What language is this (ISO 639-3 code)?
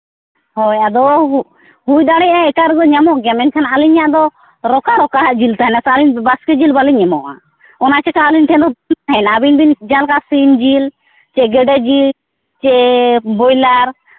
sat